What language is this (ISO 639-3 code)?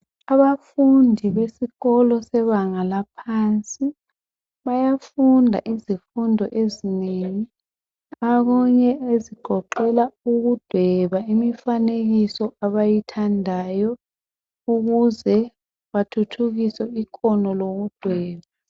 nde